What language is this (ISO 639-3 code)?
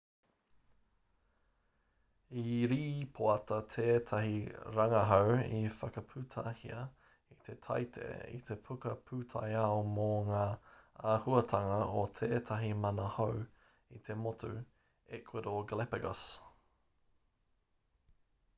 mri